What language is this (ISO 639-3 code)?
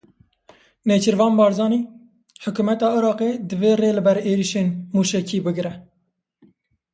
kur